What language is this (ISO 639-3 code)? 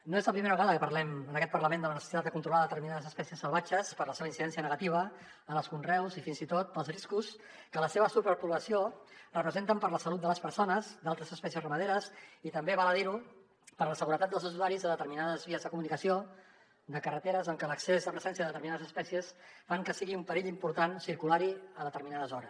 cat